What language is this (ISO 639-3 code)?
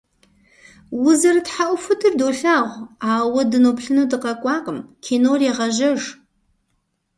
kbd